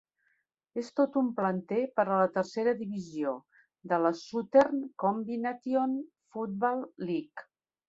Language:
Catalan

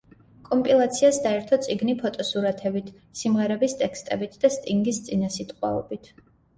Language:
Georgian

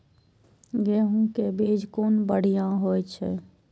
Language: Maithili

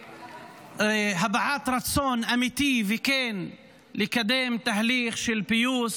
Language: Hebrew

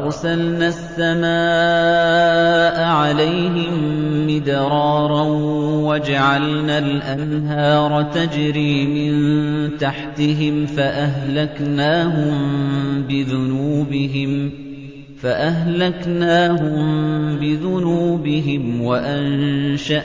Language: Arabic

